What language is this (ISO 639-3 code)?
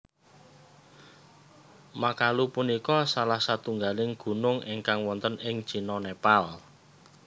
jav